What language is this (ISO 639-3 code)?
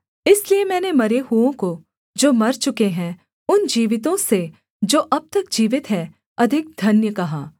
hin